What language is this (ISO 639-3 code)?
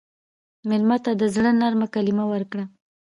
pus